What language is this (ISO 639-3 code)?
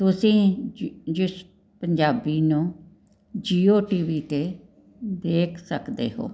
pan